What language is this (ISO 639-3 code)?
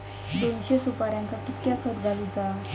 mar